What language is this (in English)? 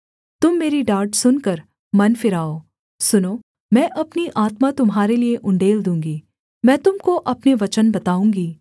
Hindi